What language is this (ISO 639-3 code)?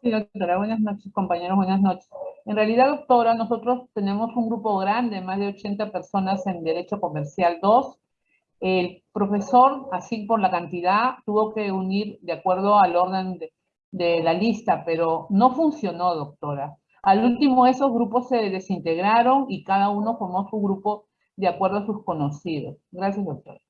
spa